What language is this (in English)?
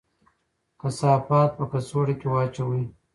Pashto